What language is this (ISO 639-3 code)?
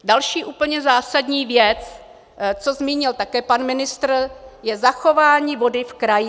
ces